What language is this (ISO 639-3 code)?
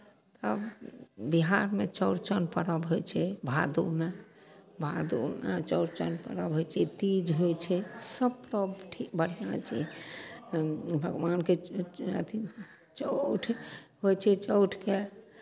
mai